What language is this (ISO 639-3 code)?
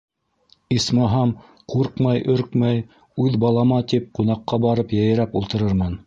bak